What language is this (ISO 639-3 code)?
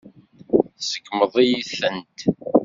kab